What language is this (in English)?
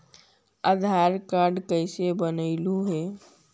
Magahi